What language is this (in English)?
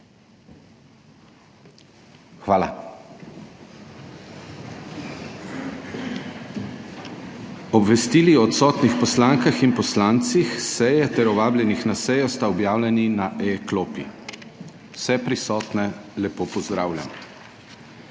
Slovenian